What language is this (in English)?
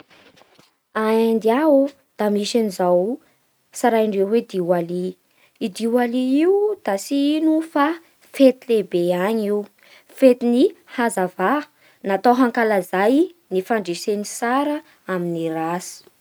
Bara Malagasy